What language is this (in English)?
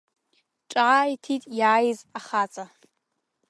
Abkhazian